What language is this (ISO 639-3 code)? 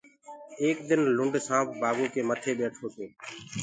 ggg